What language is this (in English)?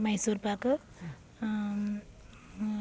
Malayalam